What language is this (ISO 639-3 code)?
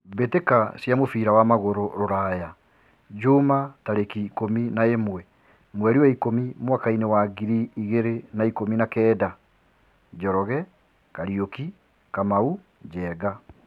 kik